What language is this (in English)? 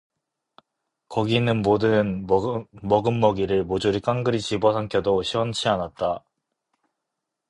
Korean